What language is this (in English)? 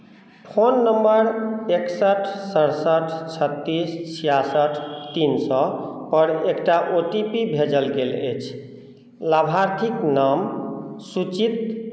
Maithili